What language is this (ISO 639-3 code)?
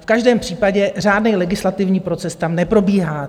ces